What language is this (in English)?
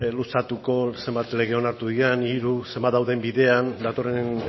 Basque